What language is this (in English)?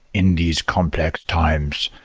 English